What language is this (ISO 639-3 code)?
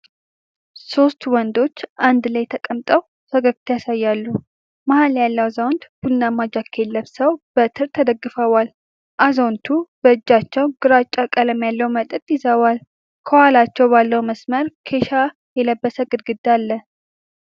amh